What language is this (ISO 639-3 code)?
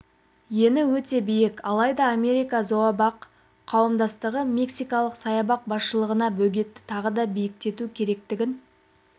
kaz